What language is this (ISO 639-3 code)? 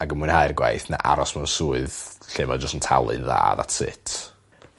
cym